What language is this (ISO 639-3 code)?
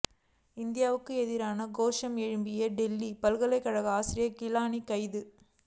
tam